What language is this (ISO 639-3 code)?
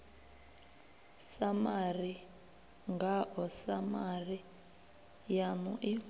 ven